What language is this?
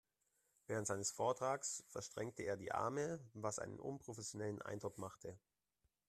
German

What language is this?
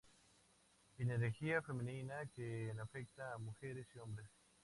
Spanish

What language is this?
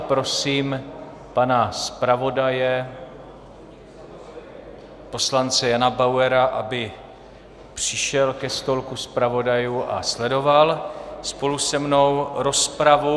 Czech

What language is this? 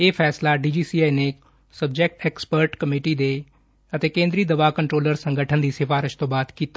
Punjabi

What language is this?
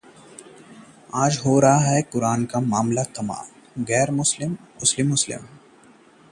Hindi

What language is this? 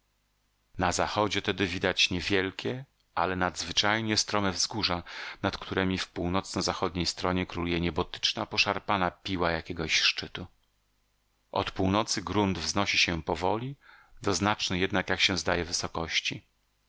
Polish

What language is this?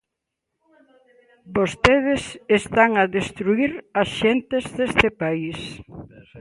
Galician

